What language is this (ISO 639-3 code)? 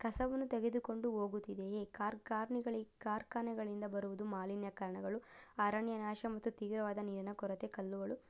kan